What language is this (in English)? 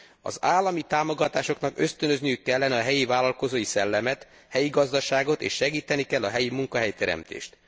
Hungarian